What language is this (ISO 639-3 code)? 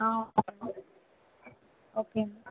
tel